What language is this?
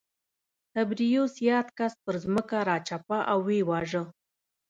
Pashto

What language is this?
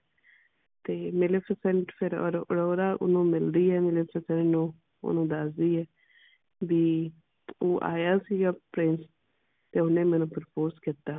Punjabi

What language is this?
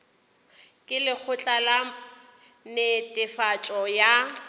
Northern Sotho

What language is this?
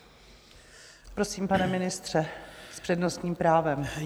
Czech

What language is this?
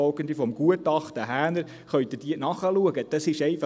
Swiss German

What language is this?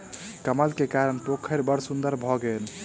Maithili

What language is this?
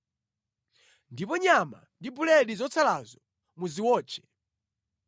Nyanja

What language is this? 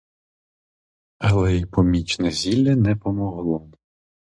Ukrainian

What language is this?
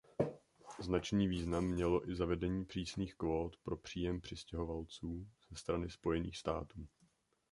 Czech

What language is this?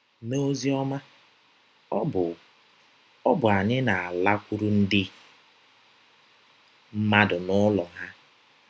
Igbo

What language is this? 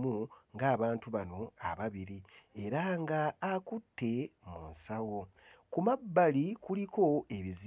Ganda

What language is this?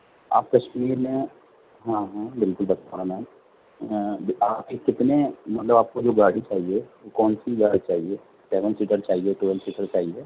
Urdu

